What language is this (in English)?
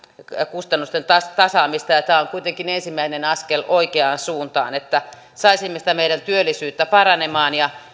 Finnish